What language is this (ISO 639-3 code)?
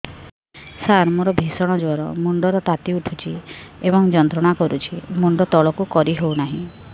ori